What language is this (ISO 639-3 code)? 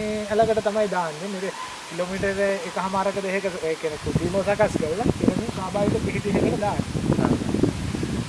eng